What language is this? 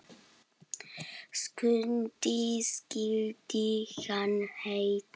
Icelandic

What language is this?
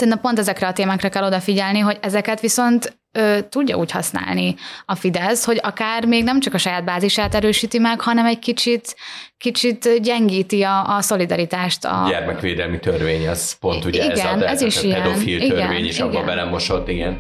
Hungarian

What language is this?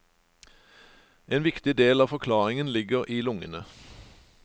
Norwegian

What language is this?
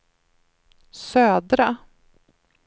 Swedish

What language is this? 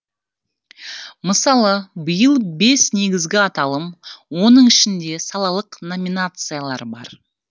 Kazakh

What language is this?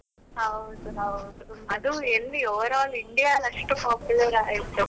Kannada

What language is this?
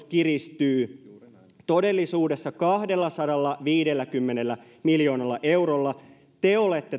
Finnish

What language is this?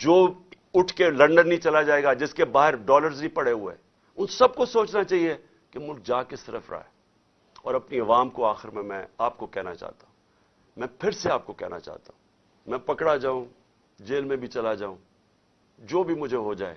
Urdu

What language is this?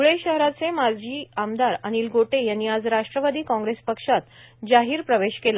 Marathi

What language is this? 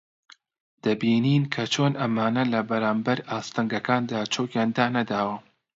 Central Kurdish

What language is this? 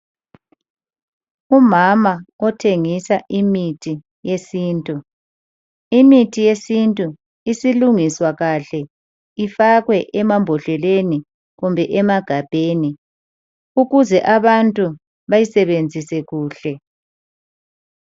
North Ndebele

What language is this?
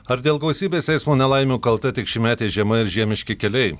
Lithuanian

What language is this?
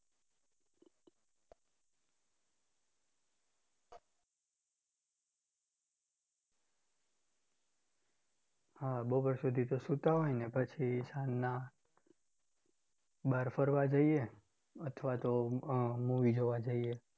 Gujarati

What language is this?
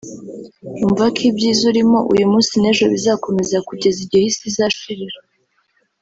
Kinyarwanda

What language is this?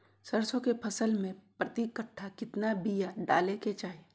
Magahi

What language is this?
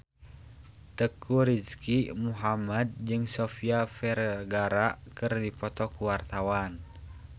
Sundanese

